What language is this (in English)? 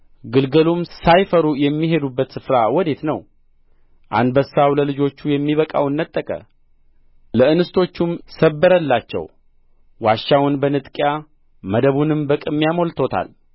Amharic